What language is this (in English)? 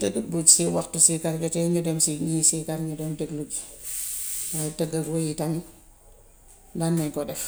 Gambian Wolof